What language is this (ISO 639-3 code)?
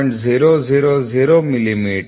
kan